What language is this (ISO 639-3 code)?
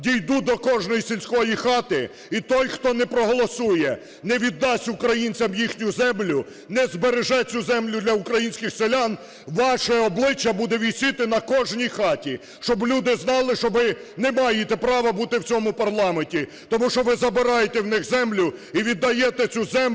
ukr